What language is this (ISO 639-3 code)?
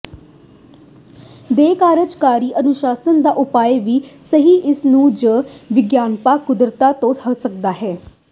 pan